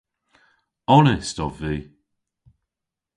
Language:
Cornish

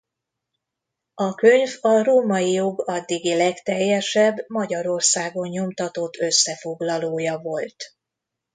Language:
Hungarian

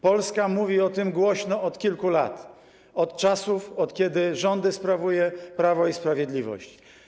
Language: Polish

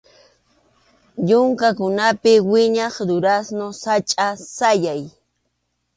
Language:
Arequipa-La Unión Quechua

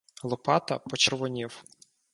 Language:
Ukrainian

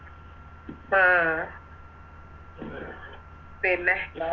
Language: Malayalam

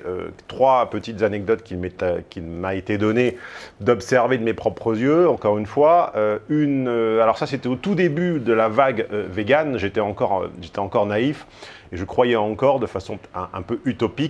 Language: French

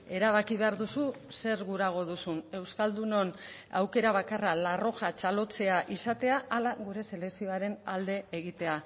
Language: Basque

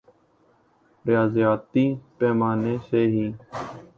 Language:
Urdu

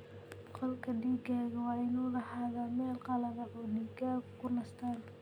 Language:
Somali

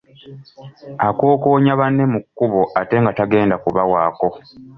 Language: Ganda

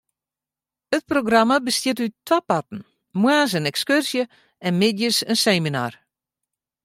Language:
Western Frisian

